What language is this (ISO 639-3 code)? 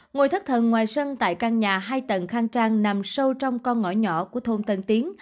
vie